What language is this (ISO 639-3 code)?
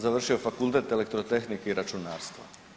hrv